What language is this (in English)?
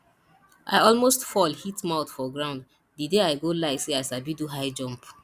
Nigerian Pidgin